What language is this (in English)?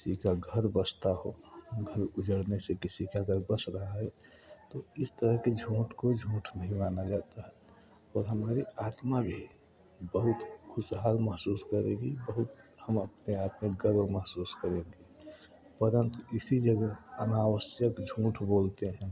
Hindi